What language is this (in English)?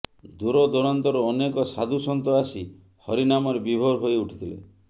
Odia